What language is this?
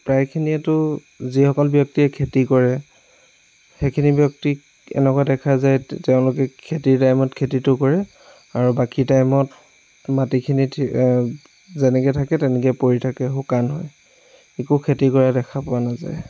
Assamese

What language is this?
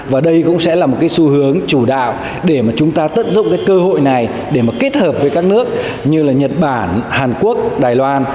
Vietnamese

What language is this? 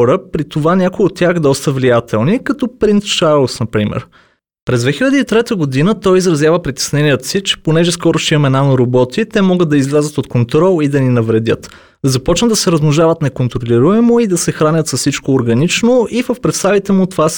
Bulgarian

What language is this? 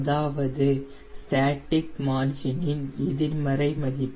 Tamil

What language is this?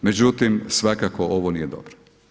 Croatian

